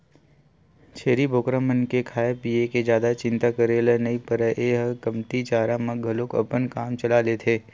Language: Chhattisgarhi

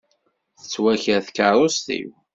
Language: Kabyle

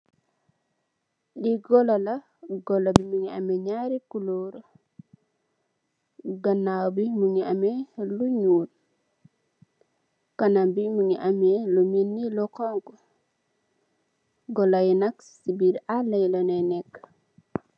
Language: Wolof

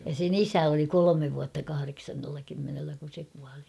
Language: Finnish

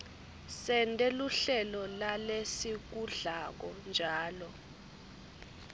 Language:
Swati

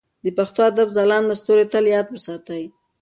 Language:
Pashto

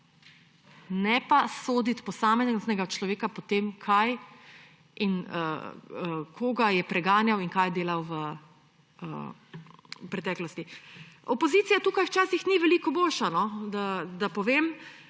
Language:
Slovenian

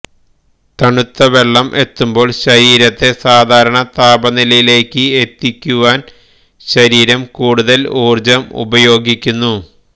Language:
Malayalam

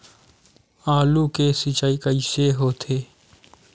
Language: Chhattisgarhi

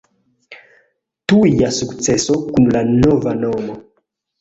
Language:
Esperanto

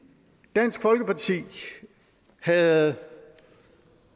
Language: Danish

